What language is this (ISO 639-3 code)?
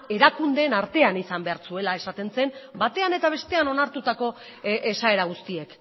eus